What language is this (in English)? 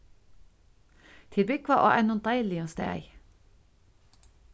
Faroese